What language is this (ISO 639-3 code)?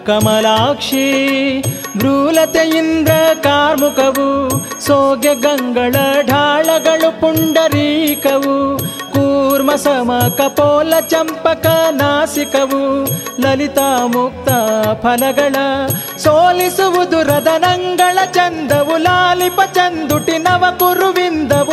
kan